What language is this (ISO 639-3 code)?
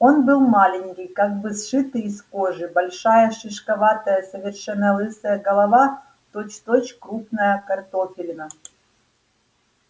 rus